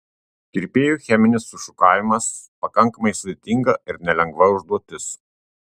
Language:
Lithuanian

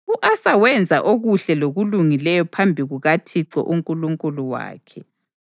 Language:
North Ndebele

